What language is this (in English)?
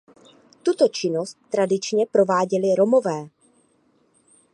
Czech